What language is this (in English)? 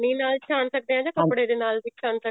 Punjabi